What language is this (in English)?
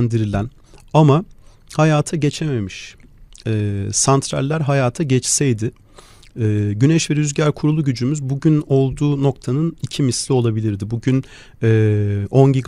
Turkish